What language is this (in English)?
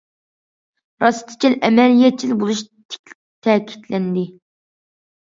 Uyghur